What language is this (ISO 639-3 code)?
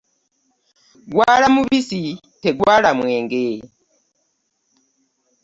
lug